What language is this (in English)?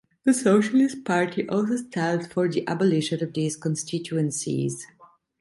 English